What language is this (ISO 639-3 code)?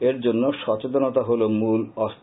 ben